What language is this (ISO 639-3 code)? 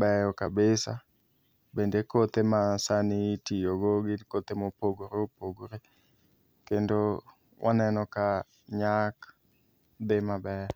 luo